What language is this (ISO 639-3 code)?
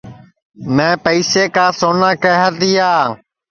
ssi